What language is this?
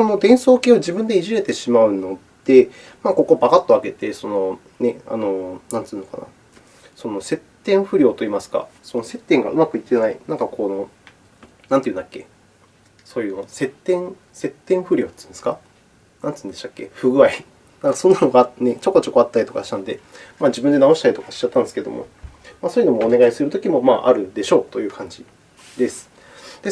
Japanese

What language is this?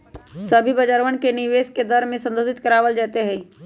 Magahi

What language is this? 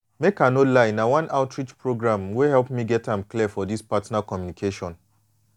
Nigerian Pidgin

